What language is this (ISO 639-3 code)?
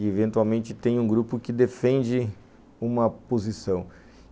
por